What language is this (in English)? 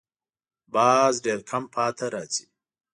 Pashto